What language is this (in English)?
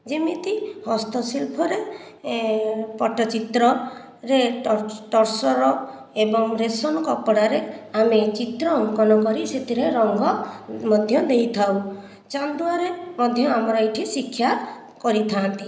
Odia